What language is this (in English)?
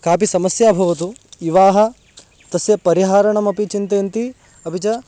Sanskrit